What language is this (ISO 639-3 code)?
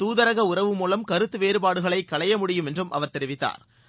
tam